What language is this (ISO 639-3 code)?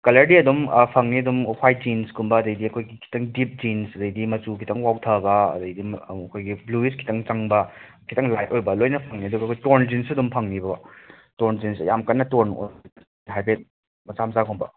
mni